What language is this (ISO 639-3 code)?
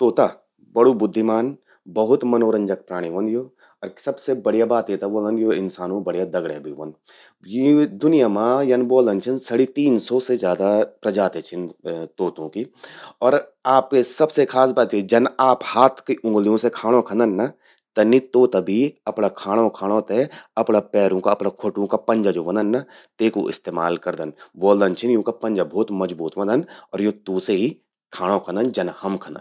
gbm